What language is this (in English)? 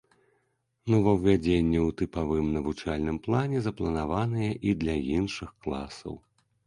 Belarusian